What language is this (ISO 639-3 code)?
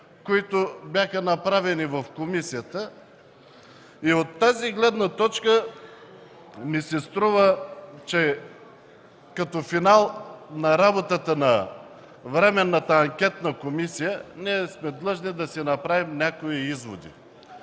bul